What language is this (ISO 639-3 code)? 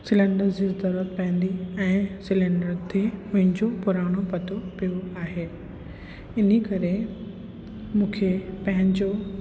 snd